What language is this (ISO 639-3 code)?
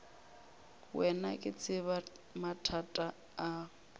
nso